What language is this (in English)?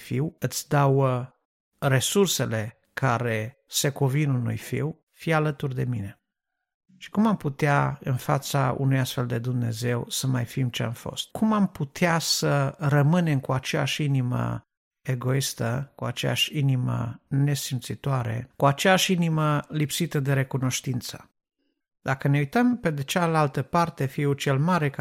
Romanian